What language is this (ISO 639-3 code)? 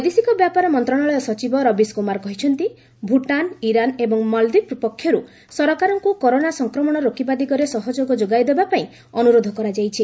ori